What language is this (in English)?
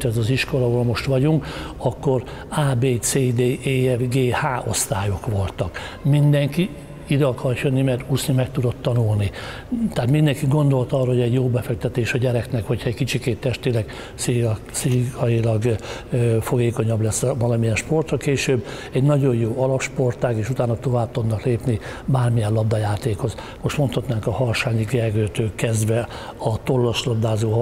Hungarian